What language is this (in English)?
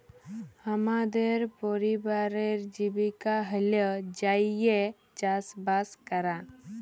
Bangla